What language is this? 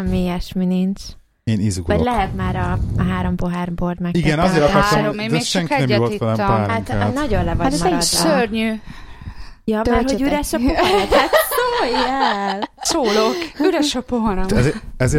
Hungarian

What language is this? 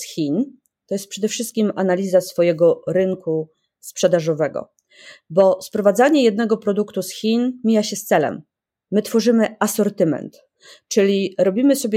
Polish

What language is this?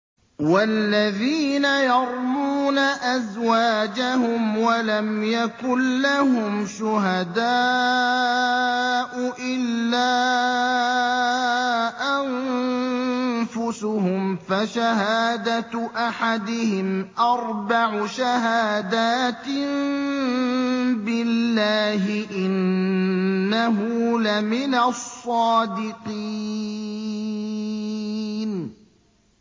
Arabic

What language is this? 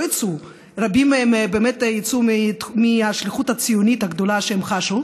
Hebrew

